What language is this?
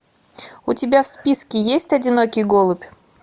Russian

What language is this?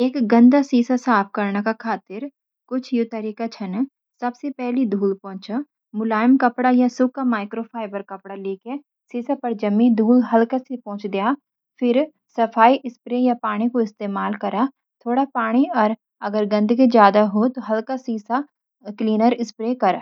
Garhwali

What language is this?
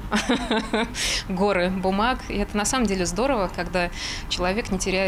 Russian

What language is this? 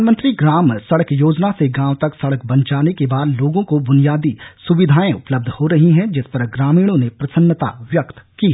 Hindi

